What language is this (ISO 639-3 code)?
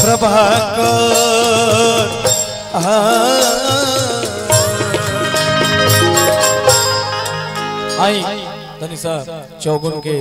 hin